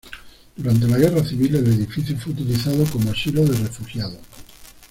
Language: Spanish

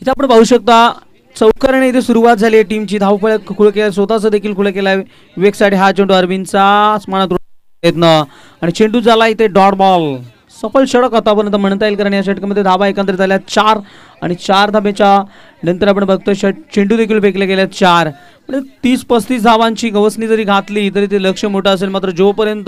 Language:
Hindi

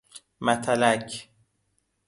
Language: Persian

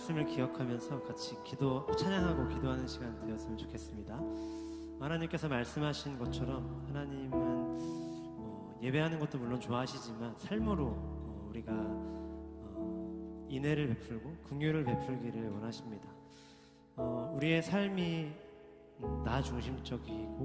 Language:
Korean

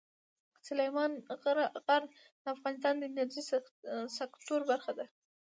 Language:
Pashto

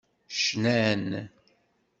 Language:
Kabyle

